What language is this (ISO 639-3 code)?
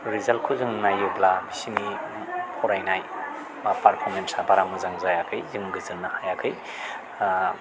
brx